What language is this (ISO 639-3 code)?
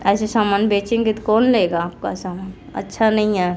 hin